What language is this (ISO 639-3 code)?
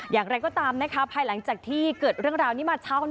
tha